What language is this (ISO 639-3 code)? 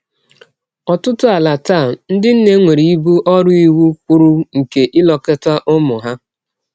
ibo